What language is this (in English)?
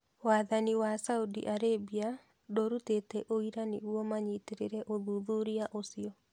Kikuyu